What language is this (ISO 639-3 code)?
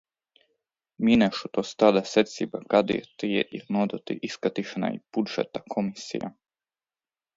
lav